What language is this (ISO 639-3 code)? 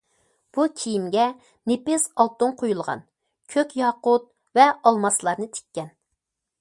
uig